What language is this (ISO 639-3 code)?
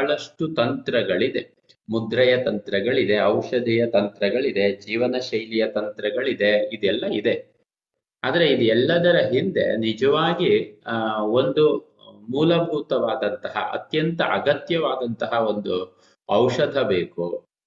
kan